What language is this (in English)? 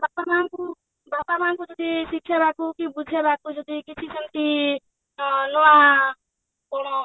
Odia